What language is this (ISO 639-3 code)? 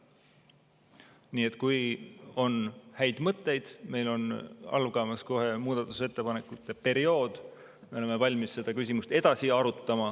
est